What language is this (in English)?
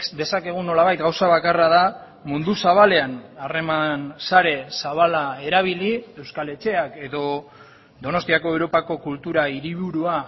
Basque